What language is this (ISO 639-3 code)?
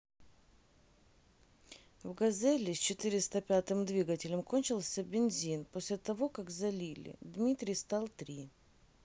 rus